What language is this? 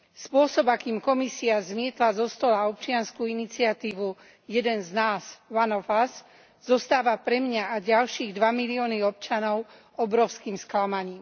Slovak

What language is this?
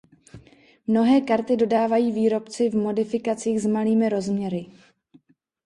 Czech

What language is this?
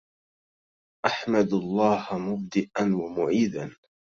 Arabic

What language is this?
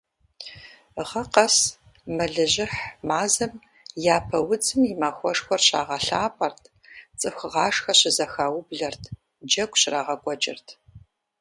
Kabardian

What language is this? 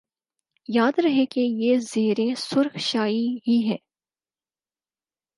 Urdu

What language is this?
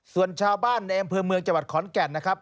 Thai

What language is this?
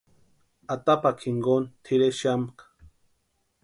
Western Highland Purepecha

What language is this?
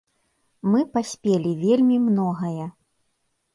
Belarusian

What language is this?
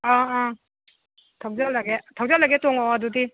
Manipuri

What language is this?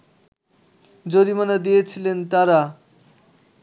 Bangla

